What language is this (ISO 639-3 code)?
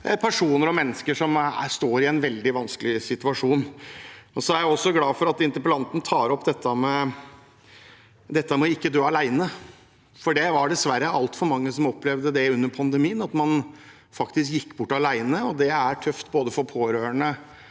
nor